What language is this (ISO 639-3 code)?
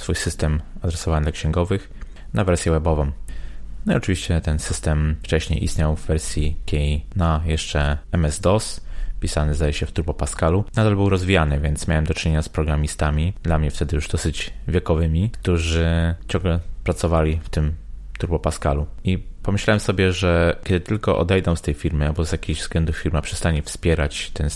pol